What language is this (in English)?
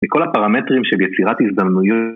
Hebrew